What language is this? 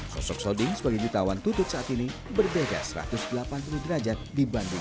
Indonesian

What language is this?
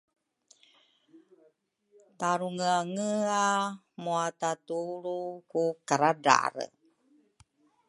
Rukai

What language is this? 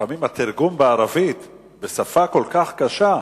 Hebrew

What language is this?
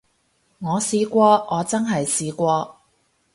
Cantonese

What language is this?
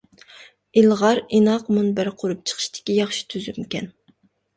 Uyghur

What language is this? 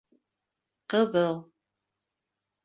Bashkir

